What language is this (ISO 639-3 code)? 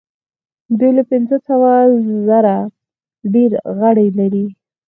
pus